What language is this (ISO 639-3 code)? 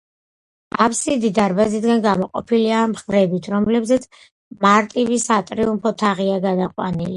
kat